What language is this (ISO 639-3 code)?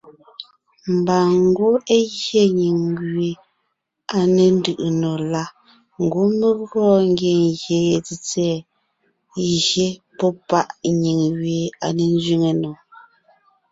nnh